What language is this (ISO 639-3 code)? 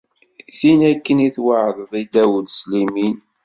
kab